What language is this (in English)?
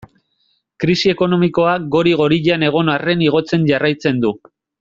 Basque